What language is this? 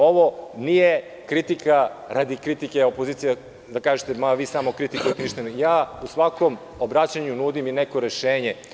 Serbian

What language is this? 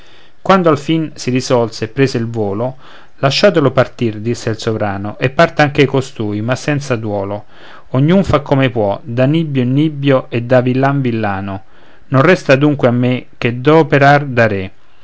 Italian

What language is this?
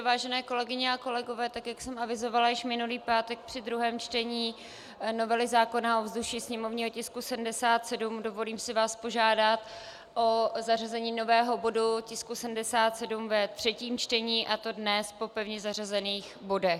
Czech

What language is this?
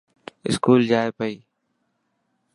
Dhatki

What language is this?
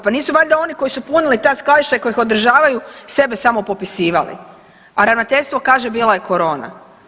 Croatian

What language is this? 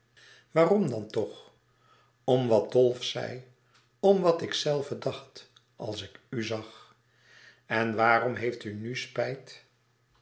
Dutch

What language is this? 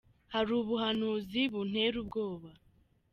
Kinyarwanda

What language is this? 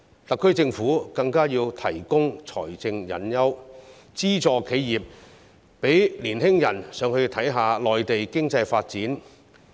Cantonese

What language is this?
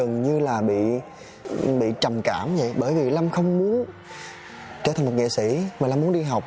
Vietnamese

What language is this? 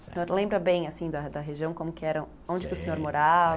Portuguese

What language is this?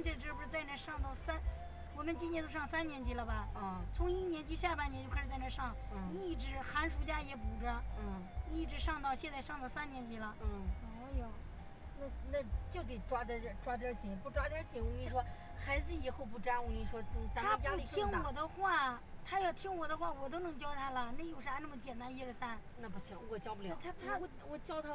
Chinese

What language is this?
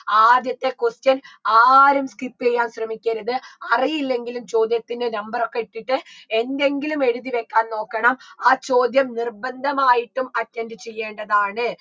Malayalam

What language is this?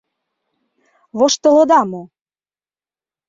Mari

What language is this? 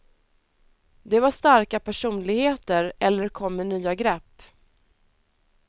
Swedish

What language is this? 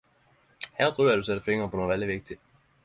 Norwegian Nynorsk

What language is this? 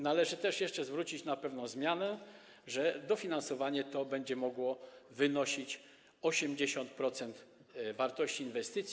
Polish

